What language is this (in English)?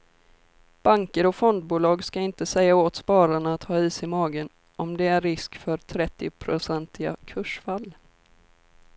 Swedish